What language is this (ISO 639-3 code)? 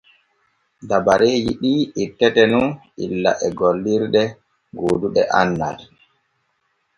fue